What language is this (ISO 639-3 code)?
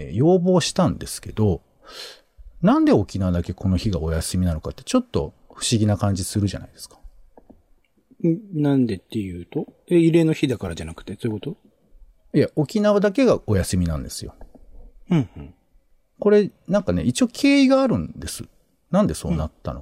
jpn